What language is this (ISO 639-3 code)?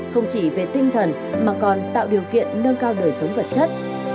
vie